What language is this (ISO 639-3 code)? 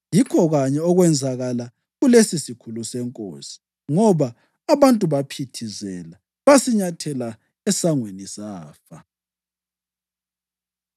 nde